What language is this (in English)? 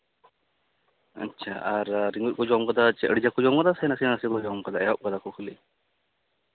Santali